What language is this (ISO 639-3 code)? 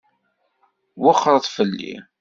kab